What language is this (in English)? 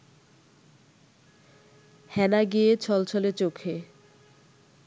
Bangla